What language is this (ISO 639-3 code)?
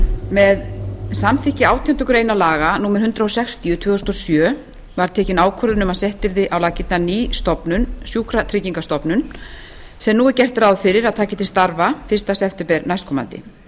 isl